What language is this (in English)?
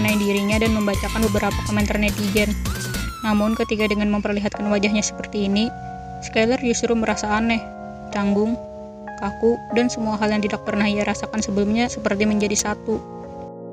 Indonesian